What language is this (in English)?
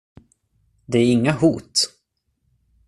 Swedish